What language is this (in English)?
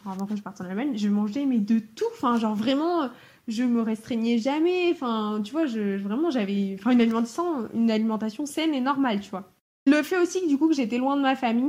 French